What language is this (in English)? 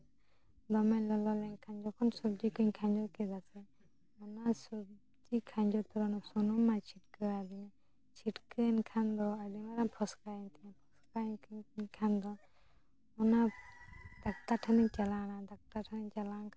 Santali